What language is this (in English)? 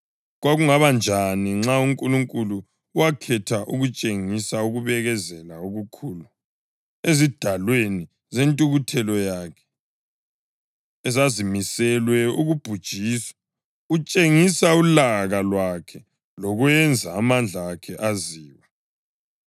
North Ndebele